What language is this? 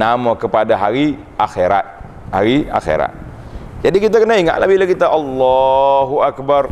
Malay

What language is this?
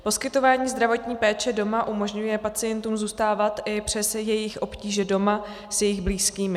Czech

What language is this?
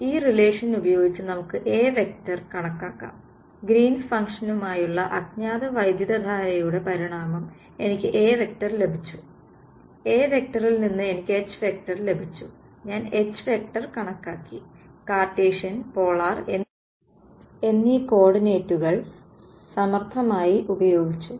Malayalam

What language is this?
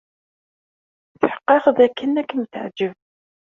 Kabyle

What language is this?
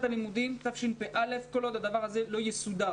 Hebrew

